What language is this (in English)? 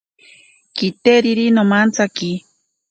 Ashéninka Perené